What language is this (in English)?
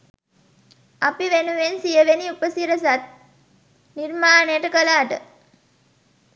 Sinhala